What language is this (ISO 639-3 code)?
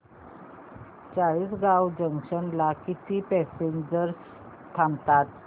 mar